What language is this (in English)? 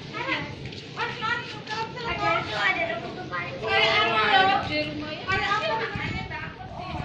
Indonesian